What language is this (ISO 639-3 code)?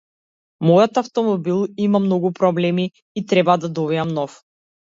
mkd